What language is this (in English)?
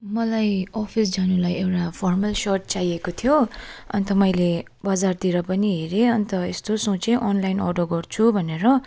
Nepali